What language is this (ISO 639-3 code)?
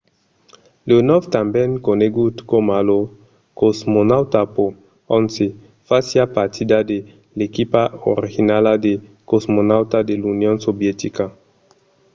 oci